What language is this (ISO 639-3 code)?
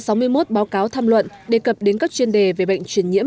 vie